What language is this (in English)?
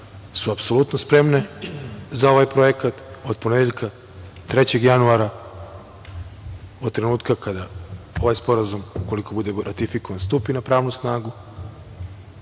Serbian